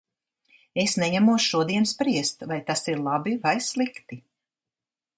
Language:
Latvian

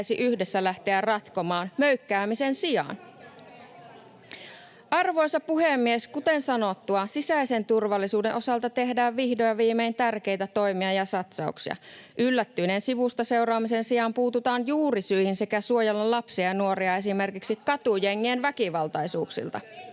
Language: Finnish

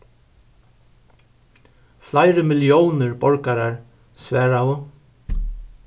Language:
Faroese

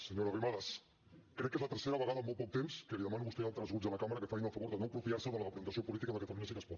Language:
Catalan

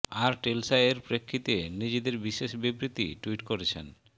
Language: Bangla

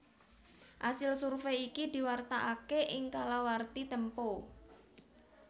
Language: Javanese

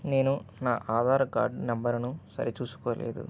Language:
Telugu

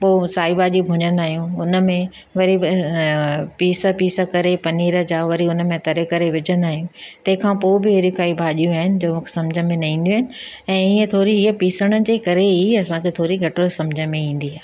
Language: Sindhi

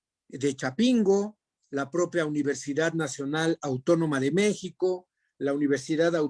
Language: Spanish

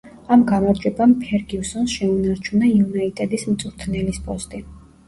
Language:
Georgian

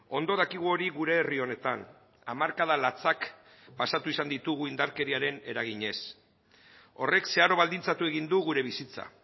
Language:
Basque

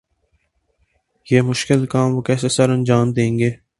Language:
Urdu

